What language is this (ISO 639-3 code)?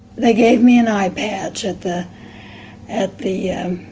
eng